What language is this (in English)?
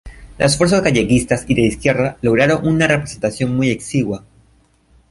Spanish